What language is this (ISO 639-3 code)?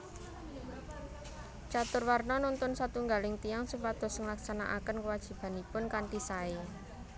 jav